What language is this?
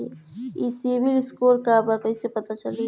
Bhojpuri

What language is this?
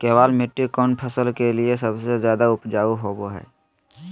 Magahi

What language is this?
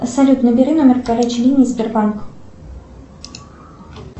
Russian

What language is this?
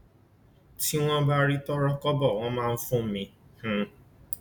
Yoruba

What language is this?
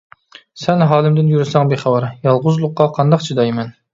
Uyghur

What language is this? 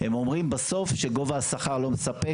Hebrew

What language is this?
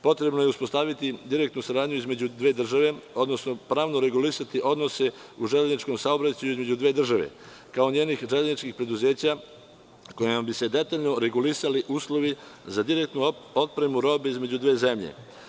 Serbian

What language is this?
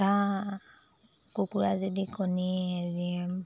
Assamese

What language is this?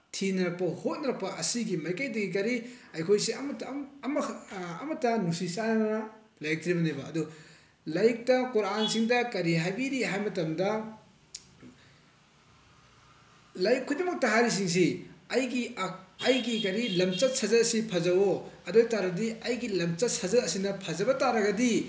Manipuri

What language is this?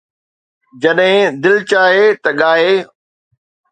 Sindhi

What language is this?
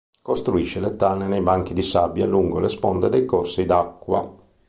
Italian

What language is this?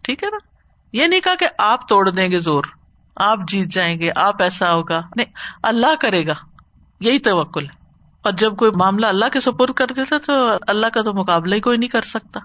Urdu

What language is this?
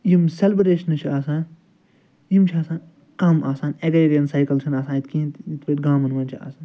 Kashmiri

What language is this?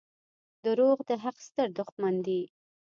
Pashto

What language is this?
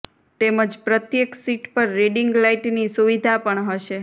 Gujarati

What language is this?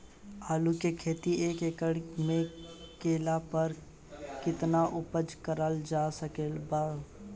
Bhojpuri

